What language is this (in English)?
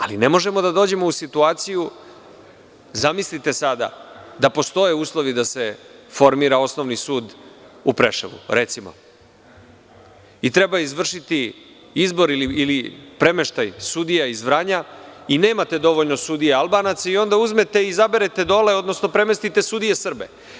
Serbian